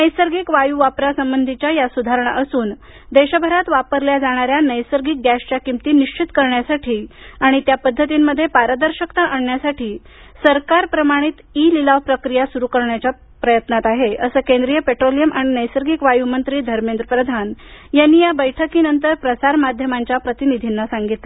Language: Marathi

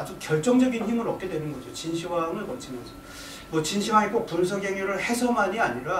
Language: Korean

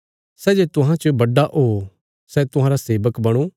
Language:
Bilaspuri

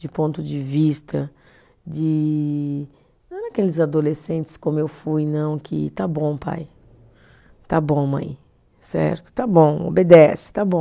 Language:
Portuguese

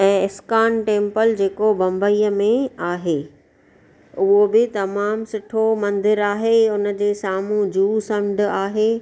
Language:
Sindhi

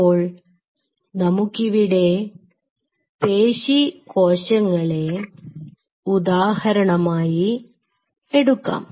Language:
Malayalam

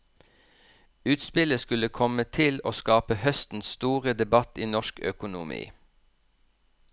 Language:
Norwegian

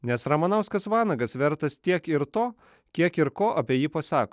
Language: Lithuanian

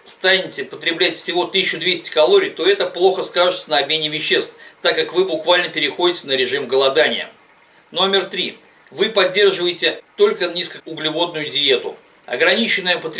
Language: Russian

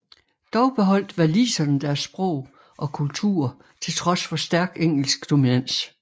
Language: Danish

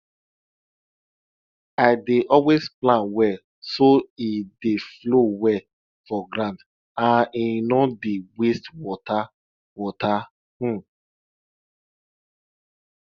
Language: Nigerian Pidgin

